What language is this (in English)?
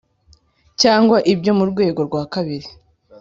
Kinyarwanda